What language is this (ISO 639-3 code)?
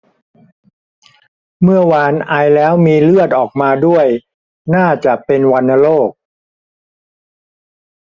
tha